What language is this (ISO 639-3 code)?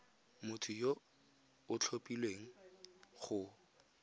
tsn